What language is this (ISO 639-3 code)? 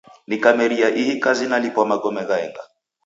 dav